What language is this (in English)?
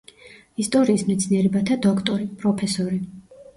Georgian